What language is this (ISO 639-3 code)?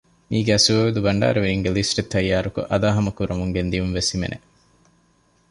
div